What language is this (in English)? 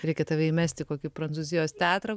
Lithuanian